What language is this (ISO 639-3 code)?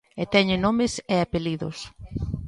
glg